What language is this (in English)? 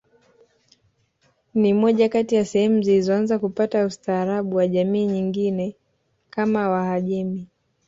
Swahili